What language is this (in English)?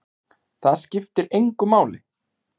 Icelandic